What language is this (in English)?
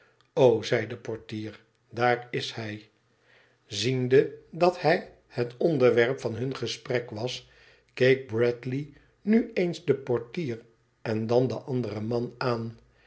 Dutch